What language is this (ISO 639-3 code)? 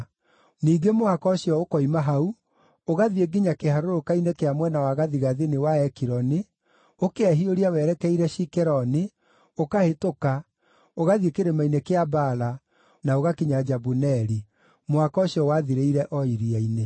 kik